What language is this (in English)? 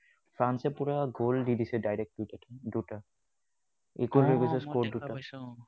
Assamese